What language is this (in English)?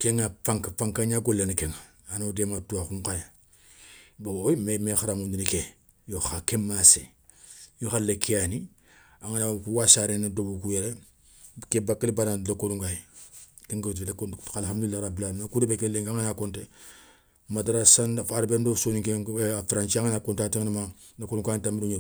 Soninke